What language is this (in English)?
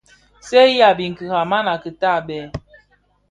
Bafia